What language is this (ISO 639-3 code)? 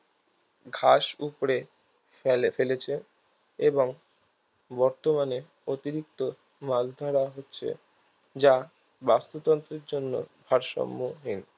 ben